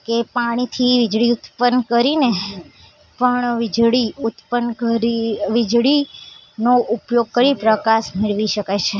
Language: Gujarati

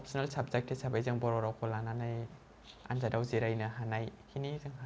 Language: Bodo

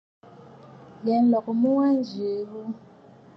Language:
Bafut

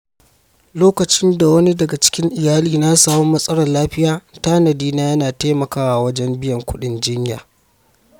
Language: Hausa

